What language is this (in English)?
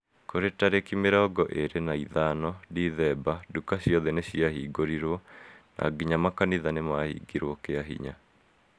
Kikuyu